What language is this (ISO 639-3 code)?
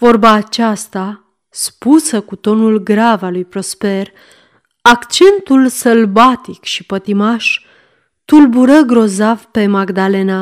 ron